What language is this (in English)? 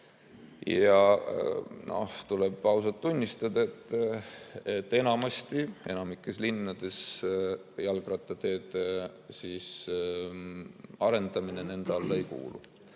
Estonian